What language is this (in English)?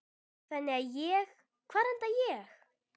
Icelandic